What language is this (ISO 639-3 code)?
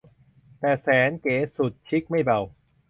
tha